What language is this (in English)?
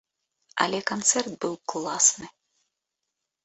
Belarusian